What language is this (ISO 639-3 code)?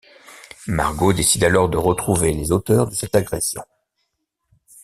fra